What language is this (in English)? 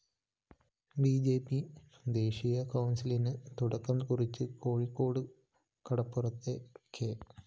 Malayalam